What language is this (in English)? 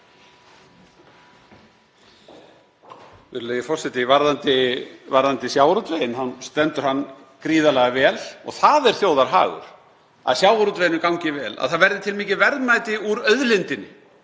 Icelandic